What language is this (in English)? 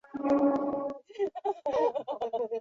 Chinese